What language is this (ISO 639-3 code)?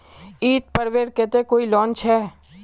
mag